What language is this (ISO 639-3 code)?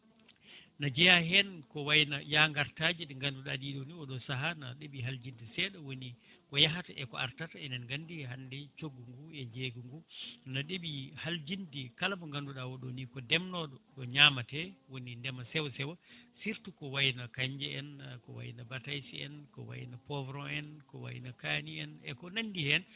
ful